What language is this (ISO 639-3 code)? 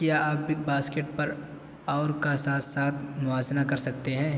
urd